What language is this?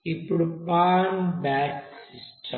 Telugu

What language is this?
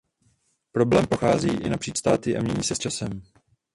Czech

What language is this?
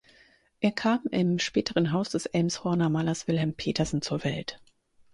German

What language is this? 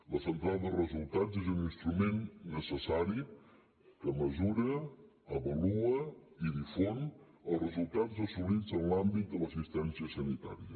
Catalan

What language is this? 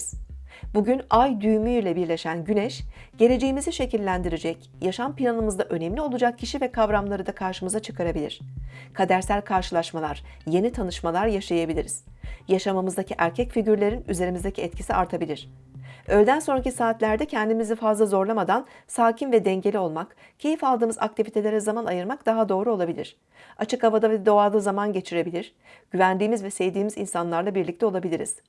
Turkish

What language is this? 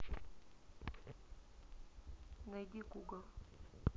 Russian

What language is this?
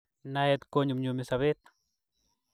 Kalenjin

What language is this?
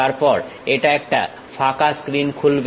Bangla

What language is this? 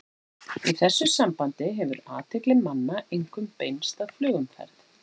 Icelandic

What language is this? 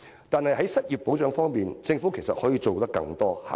Cantonese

